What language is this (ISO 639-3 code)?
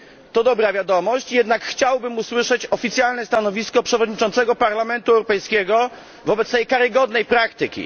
pol